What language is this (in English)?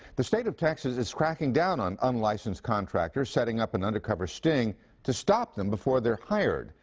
English